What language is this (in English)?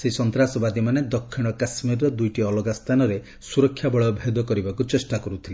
Odia